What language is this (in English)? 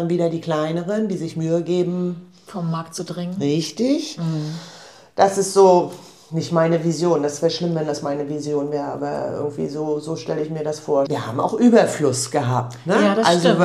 German